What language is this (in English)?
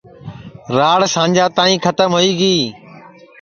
Sansi